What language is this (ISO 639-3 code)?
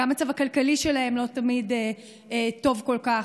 heb